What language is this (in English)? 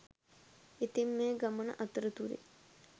Sinhala